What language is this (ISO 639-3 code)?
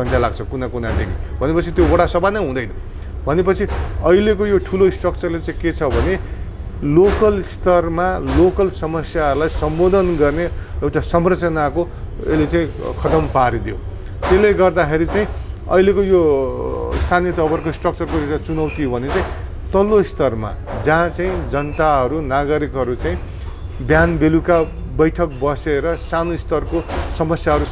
ron